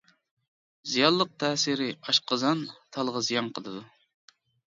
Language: Uyghur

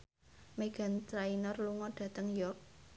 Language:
Javanese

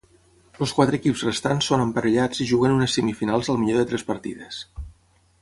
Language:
Catalan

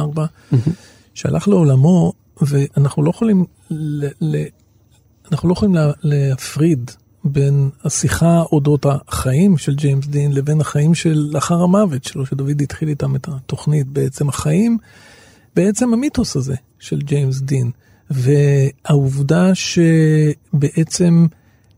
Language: Hebrew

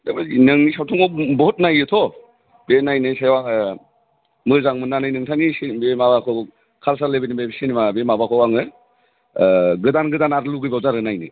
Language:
Bodo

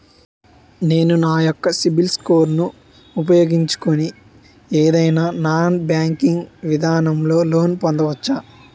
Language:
Telugu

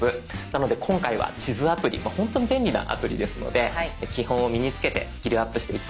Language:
Japanese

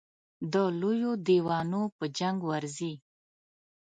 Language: Pashto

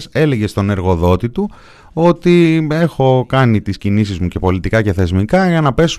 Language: Greek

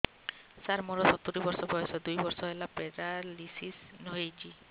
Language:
Odia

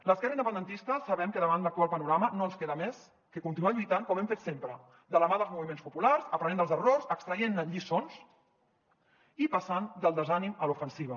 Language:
Catalan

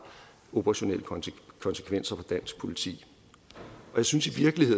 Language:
Danish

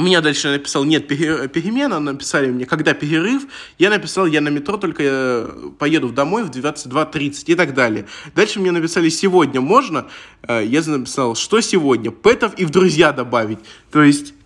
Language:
Russian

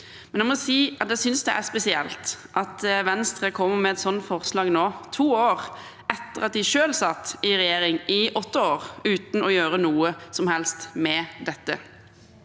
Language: Norwegian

